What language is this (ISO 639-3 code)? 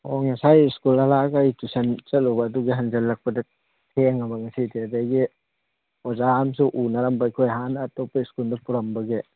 mni